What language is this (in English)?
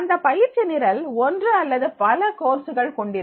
Tamil